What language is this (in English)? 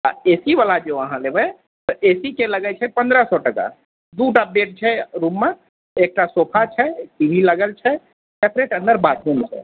Maithili